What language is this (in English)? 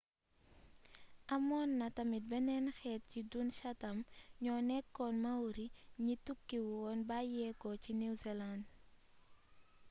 Wolof